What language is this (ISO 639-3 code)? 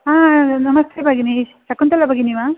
san